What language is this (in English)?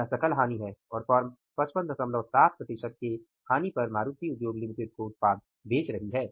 Hindi